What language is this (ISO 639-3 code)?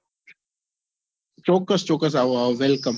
guj